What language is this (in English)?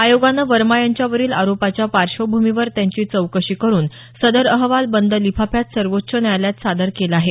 Marathi